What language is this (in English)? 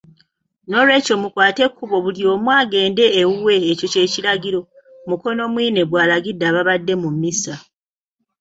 Ganda